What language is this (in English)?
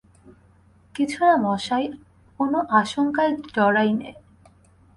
Bangla